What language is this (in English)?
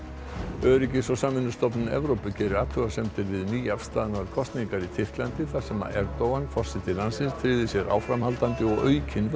Icelandic